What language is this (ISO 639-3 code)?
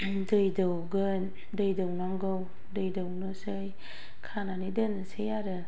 brx